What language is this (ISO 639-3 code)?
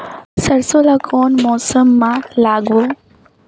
hne